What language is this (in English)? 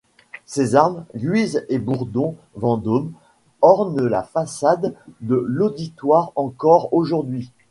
French